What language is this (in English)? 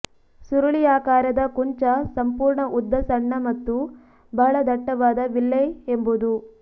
Kannada